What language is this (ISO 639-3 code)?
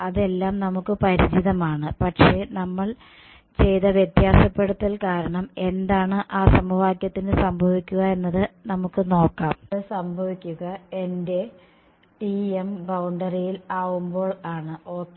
mal